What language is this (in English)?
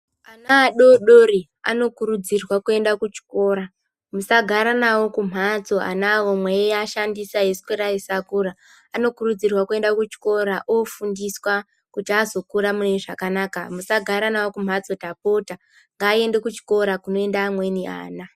Ndau